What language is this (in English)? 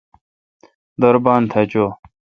Kalkoti